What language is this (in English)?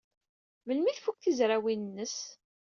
Kabyle